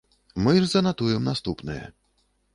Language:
Belarusian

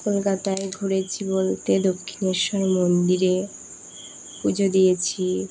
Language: Bangla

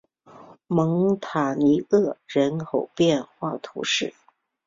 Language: Chinese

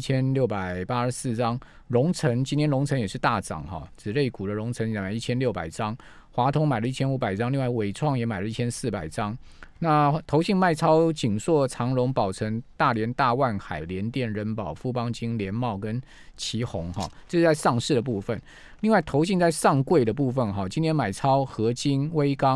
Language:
Chinese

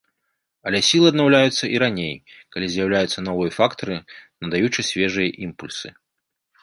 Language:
Belarusian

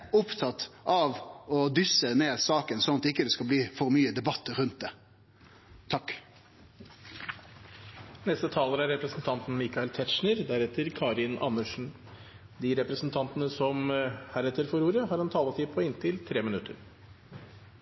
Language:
Norwegian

